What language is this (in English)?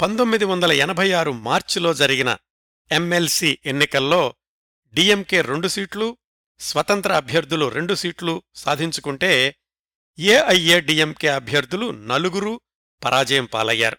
Telugu